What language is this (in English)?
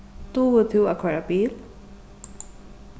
Faroese